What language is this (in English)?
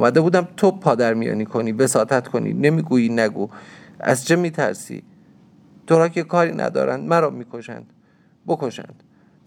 Persian